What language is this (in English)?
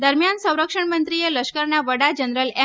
Gujarati